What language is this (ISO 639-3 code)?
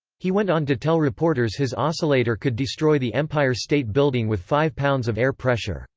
eng